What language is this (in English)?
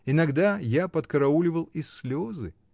Russian